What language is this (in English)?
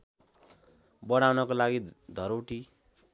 Nepali